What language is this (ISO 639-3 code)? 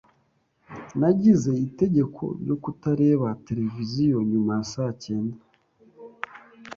kin